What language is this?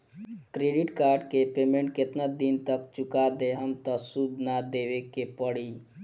Bhojpuri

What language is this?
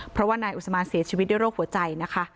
Thai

